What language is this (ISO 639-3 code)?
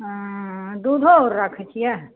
mai